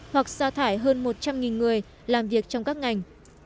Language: Vietnamese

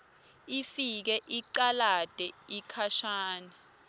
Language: Swati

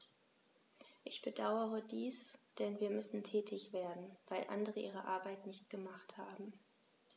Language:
German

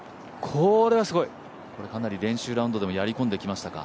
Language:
Japanese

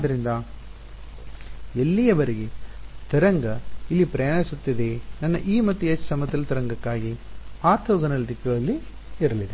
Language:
Kannada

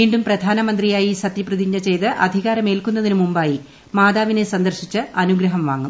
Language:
Malayalam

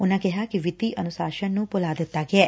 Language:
Punjabi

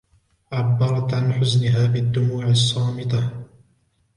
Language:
Arabic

